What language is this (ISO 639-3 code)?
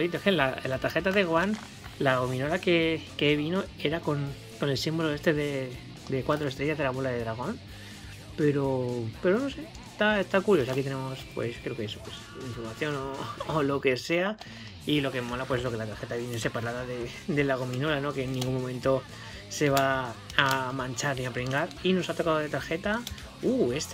spa